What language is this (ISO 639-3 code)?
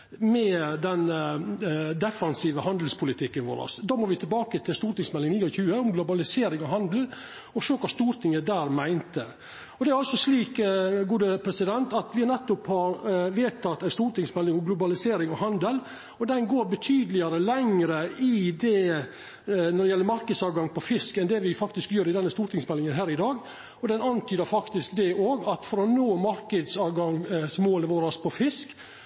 nno